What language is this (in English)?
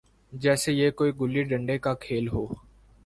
Urdu